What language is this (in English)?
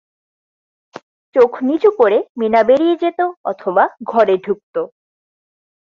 Bangla